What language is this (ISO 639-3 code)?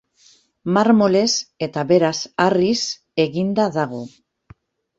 eus